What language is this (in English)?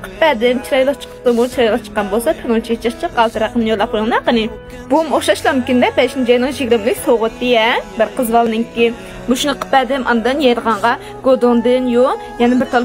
Arabic